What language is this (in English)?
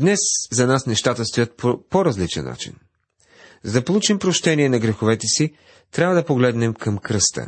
Bulgarian